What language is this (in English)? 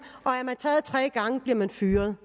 Danish